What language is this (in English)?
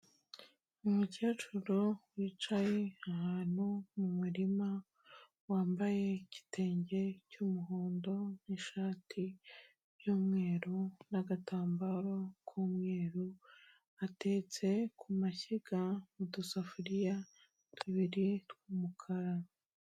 Kinyarwanda